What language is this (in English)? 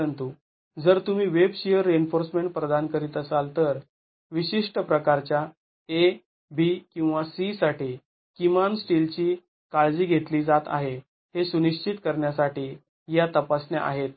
Marathi